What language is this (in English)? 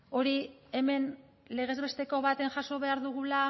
Basque